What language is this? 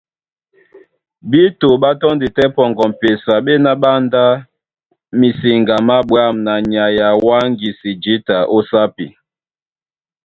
Duala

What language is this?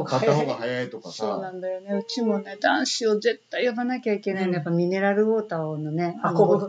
Japanese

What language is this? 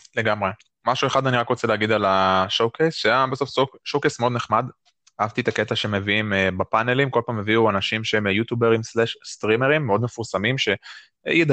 Hebrew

